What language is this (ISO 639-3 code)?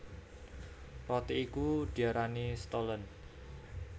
jav